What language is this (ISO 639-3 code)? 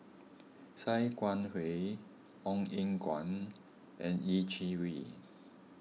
eng